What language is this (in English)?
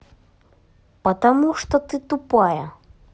Russian